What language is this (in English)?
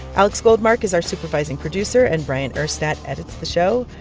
English